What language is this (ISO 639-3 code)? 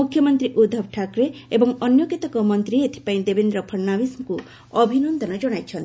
ori